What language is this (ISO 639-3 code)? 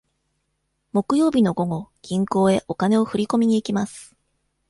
jpn